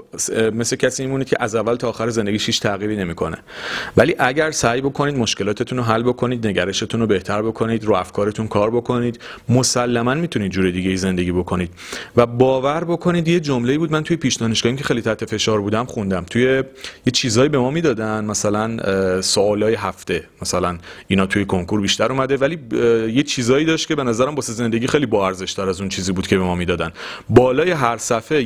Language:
Persian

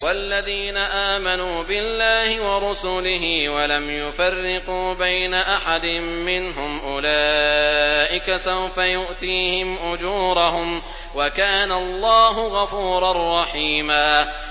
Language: Arabic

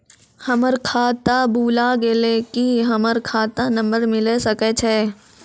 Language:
Maithili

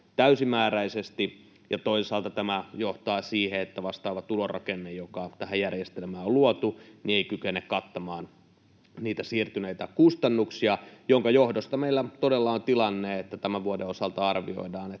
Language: Finnish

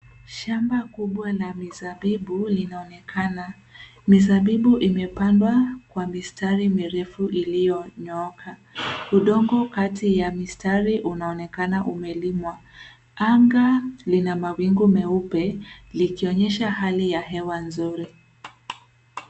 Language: Swahili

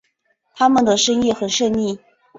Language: Chinese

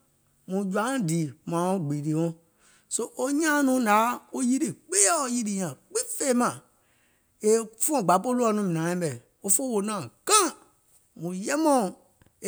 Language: Gola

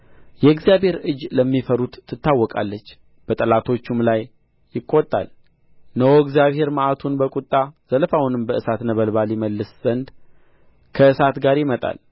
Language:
Amharic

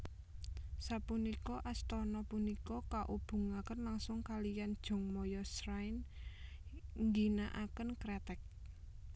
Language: Javanese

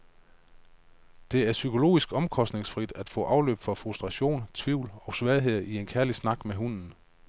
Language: Danish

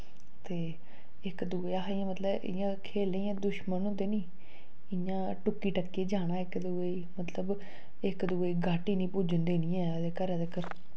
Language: Dogri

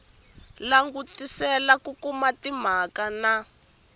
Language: Tsonga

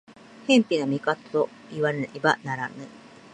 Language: Japanese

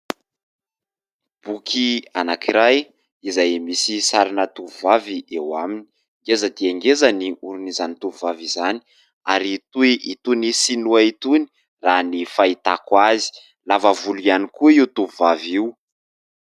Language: Malagasy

